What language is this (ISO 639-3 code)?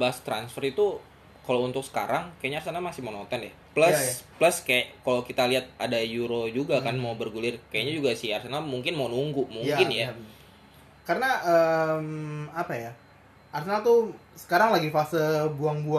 ind